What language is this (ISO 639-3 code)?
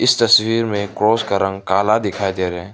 hin